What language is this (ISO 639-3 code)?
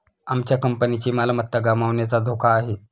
mar